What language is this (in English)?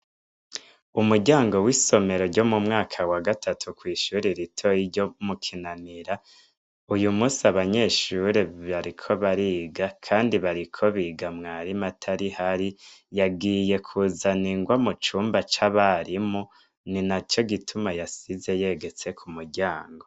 Rundi